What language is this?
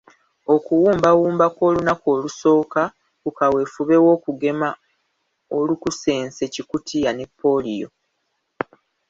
Ganda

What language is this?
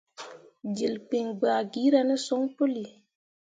Mundang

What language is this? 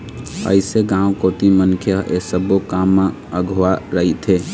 Chhattisgarhi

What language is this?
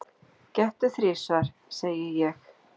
Icelandic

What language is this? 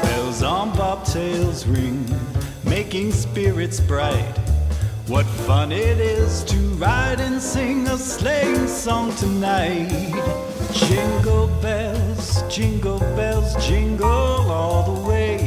Swedish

